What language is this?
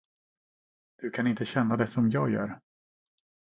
Swedish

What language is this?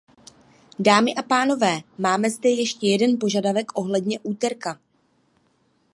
Czech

